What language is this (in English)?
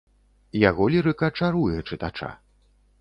Belarusian